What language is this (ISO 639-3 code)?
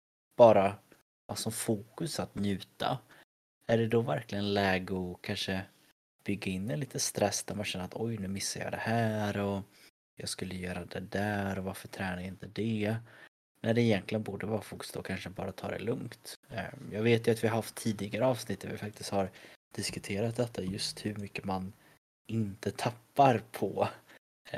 swe